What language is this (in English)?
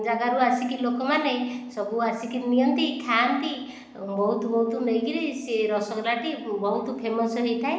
Odia